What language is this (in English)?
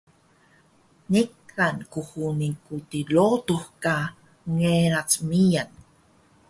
Taroko